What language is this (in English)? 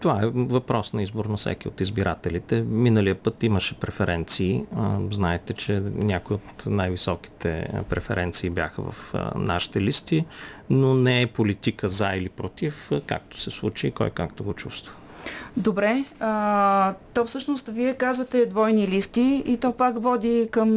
Bulgarian